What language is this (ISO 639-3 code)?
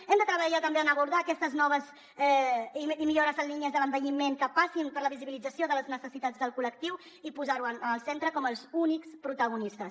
cat